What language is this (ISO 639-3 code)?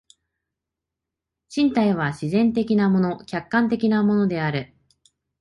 jpn